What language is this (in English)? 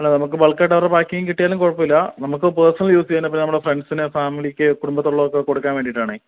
Malayalam